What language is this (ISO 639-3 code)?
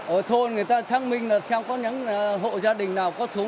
vie